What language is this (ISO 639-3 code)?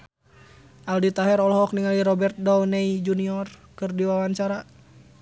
sun